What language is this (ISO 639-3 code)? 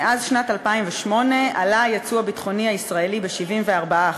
heb